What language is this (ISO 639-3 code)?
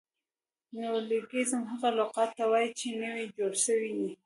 pus